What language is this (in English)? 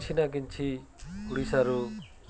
Odia